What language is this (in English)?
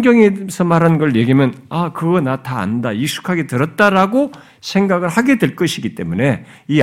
Korean